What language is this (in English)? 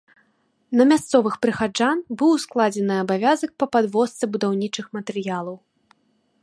Belarusian